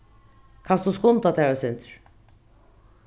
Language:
Faroese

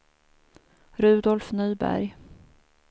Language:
Swedish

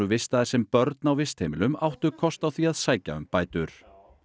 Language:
Icelandic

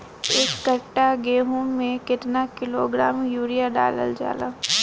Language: Bhojpuri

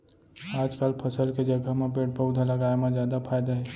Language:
Chhattisgarhi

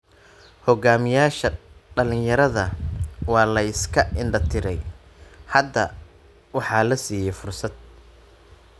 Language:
Somali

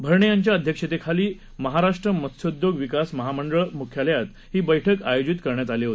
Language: Marathi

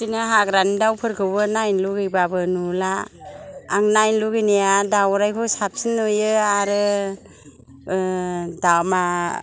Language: Bodo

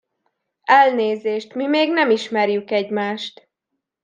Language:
Hungarian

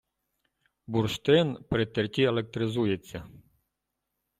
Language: Ukrainian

